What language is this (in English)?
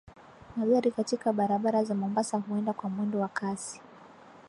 Swahili